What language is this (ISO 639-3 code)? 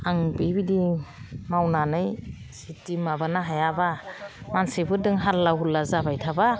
brx